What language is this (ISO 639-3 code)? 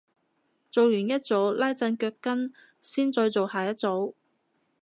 yue